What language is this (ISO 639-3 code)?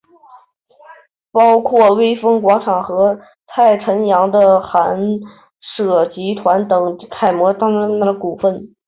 zho